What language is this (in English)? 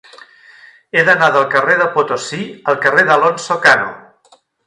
Catalan